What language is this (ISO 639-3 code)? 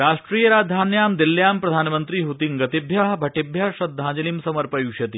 san